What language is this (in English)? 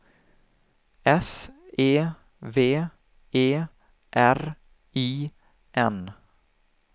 Swedish